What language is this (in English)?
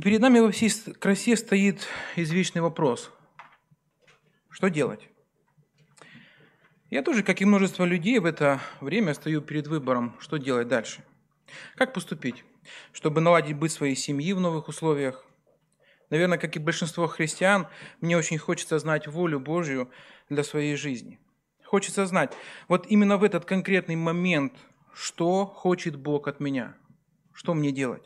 Russian